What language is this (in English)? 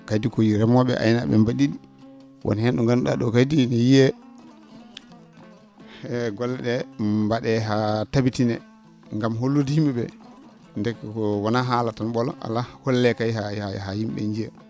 Fula